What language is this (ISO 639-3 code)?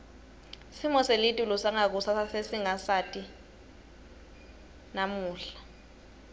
ssw